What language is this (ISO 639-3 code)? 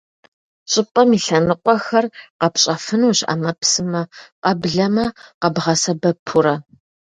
kbd